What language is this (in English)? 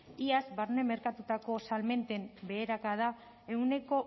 Basque